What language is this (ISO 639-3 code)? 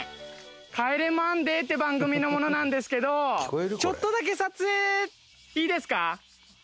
jpn